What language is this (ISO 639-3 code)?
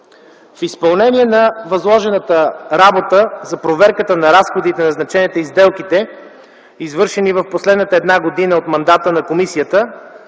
bul